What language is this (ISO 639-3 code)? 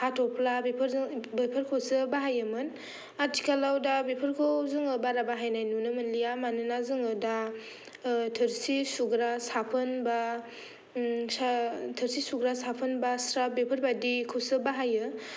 brx